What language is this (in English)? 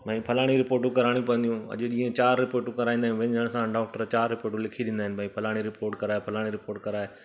Sindhi